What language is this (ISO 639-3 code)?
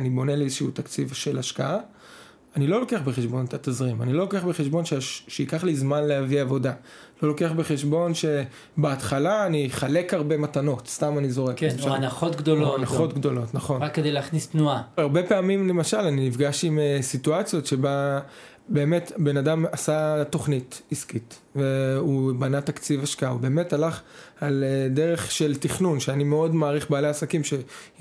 heb